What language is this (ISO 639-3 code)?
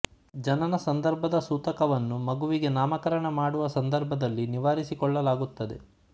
kan